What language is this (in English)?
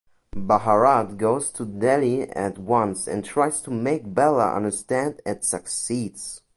English